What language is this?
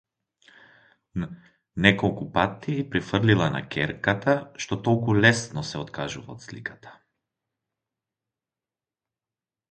Macedonian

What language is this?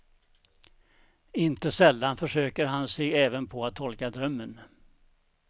Swedish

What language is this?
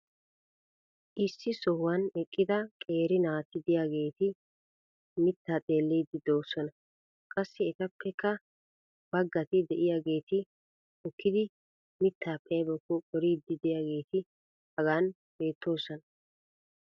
Wolaytta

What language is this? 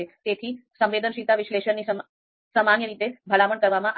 Gujarati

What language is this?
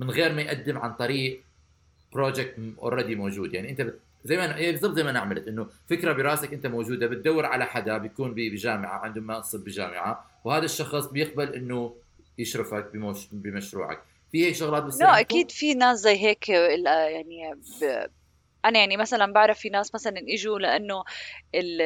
Arabic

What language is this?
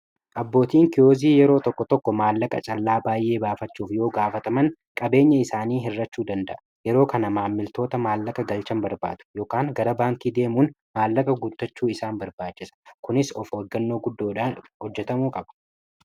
Oromo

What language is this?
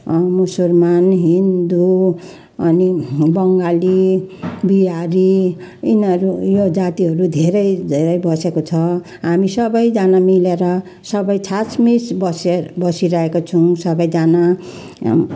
Nepali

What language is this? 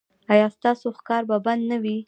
Pashto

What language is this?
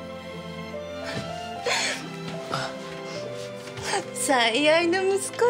Japanese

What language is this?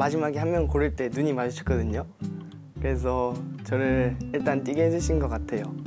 Korean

